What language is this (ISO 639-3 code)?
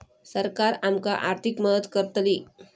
mar